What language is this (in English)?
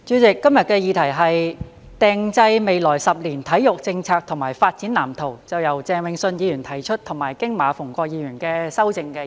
Cantonese